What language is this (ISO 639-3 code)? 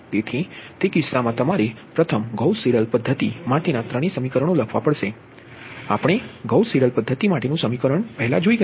guj